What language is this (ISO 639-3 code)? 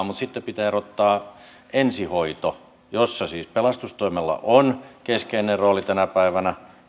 fin